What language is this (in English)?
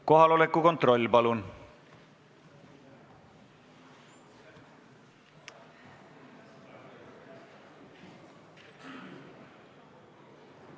Estonian